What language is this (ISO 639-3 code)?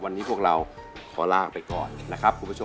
tha